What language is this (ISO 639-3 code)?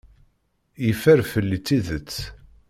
kab